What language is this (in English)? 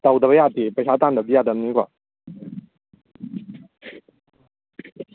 Manipuri